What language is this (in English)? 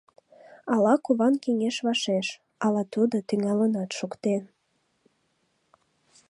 Mari